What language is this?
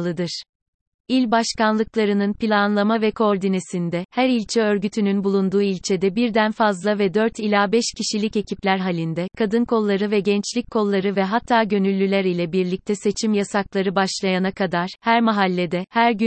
Turkish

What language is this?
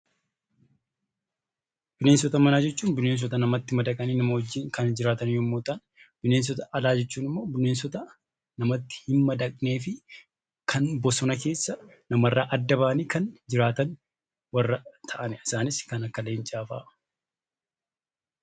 Oromo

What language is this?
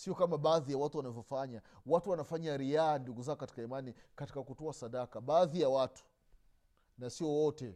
Swahili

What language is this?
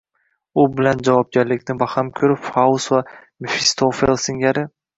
Uzbek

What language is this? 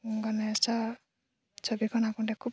Assamese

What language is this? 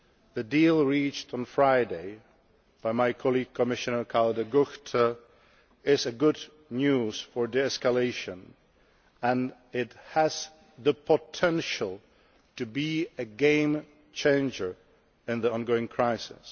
English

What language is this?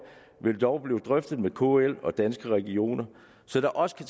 Danish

